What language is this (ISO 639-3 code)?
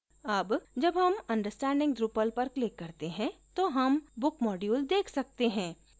hin